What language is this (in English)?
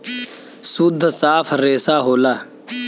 Bhojpuri